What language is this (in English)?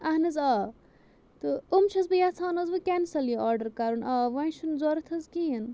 Kashmiri